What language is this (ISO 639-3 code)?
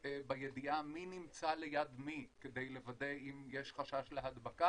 heb